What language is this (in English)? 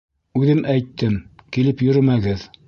Bashkir